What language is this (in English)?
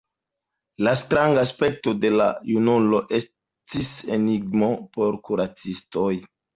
Esperanto